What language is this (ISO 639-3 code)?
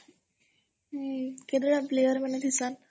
ori